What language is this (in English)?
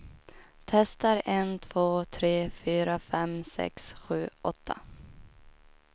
Swedish